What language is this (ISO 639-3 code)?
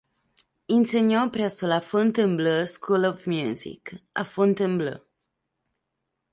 ita